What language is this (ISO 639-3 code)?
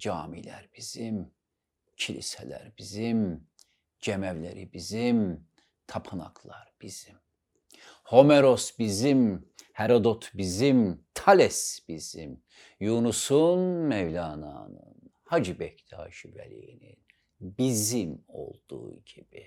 tur